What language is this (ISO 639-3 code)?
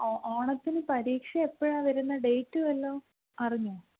mal